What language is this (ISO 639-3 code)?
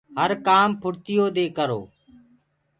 ggg